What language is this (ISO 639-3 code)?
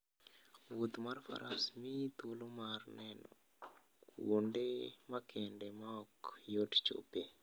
luo